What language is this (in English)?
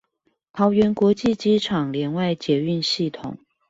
Chinese